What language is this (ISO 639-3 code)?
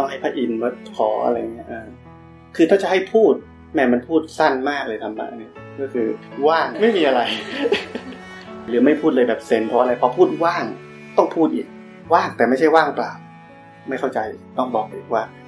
tha